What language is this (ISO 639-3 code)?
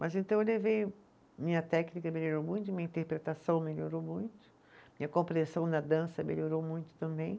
por